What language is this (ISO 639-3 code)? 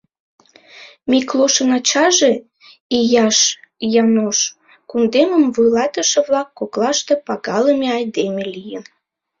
chm